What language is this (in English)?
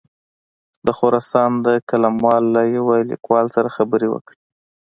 Pashto